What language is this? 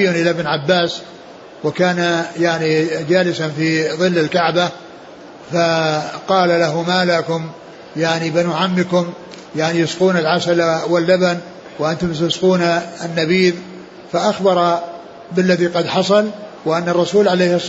Arabic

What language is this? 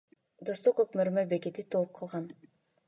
Kyrgyz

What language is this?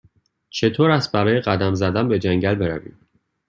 Persian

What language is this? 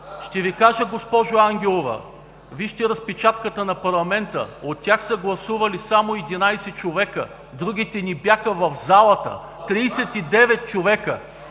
Bulgarian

